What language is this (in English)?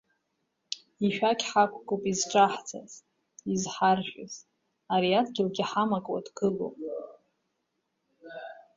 Abkhazian